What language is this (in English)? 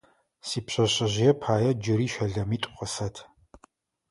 Adyghe